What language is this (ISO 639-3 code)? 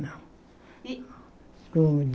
por